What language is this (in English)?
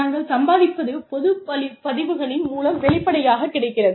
Tamil